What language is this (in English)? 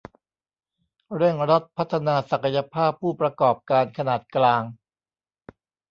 Thai